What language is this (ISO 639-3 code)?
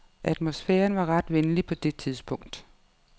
dan